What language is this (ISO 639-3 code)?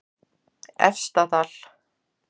isl